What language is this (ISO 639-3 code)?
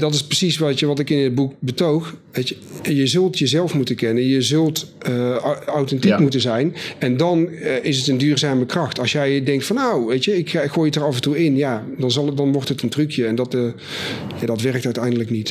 nld